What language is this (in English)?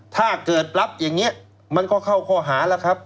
Thai